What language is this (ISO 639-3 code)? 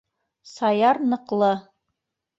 bak